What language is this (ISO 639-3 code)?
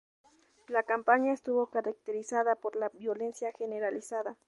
spa